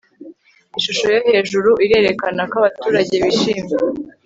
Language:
Kinyarwanda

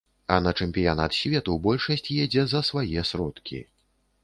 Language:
Belarusian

